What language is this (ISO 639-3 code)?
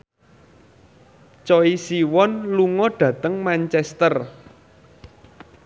jav